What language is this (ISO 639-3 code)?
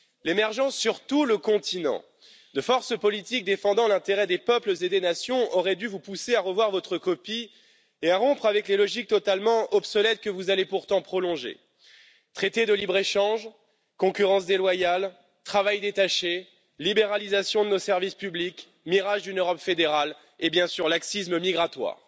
fra